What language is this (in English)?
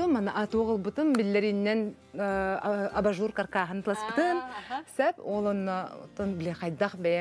Arabic